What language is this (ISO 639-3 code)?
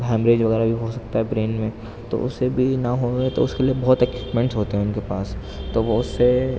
urd